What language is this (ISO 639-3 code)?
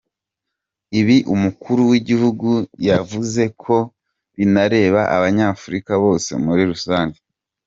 kin